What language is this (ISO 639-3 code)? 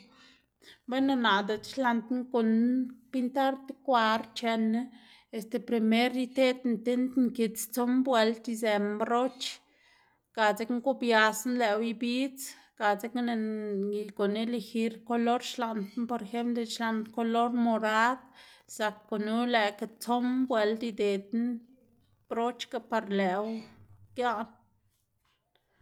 ztg